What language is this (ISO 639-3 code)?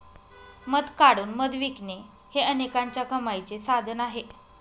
mar